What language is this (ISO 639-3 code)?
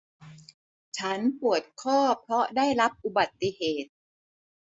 tha